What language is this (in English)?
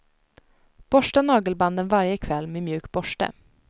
Swedish